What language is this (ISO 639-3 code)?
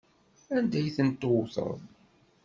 kab